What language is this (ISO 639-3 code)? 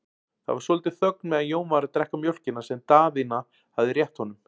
isl